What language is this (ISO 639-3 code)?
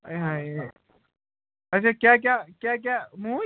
kas